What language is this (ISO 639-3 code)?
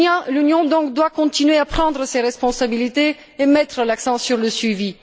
fra